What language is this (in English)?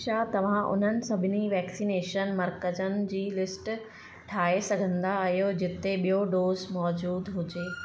Sindhi